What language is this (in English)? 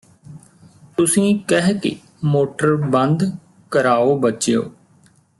Punjabi